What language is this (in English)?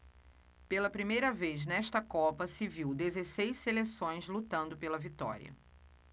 Portuguese